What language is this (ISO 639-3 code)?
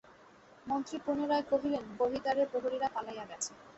ben